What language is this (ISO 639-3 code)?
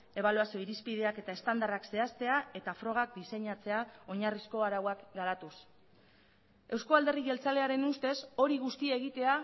eus